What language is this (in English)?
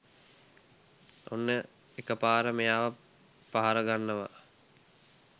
Sinhala